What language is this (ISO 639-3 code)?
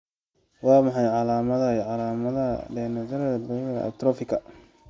som